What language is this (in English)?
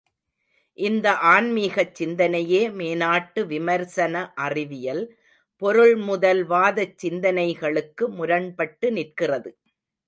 Tamil